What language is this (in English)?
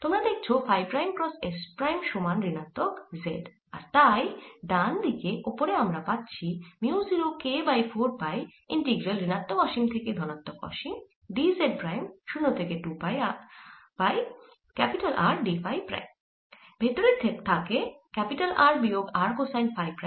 Bangla